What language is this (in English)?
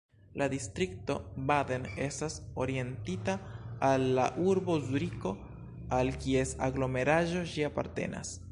Esperanto